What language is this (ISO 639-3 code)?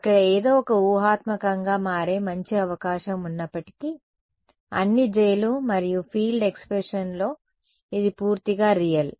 tel